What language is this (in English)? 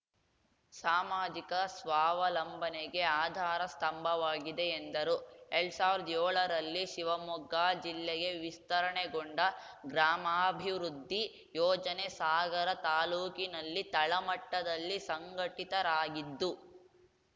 Kannada